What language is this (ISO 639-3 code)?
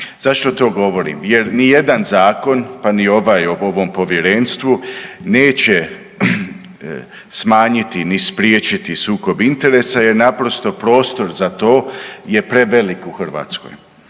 hrv